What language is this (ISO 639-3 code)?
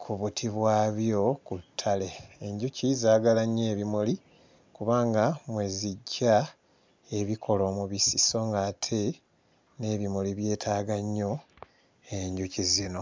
lug